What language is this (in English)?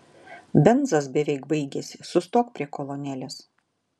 Lithuanian